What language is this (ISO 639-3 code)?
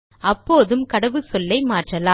tam